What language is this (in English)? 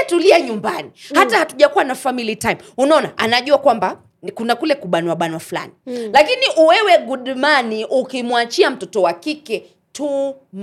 Swahili